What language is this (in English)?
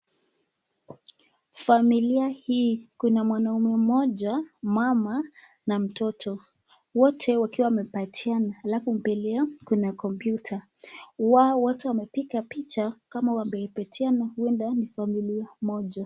Swahili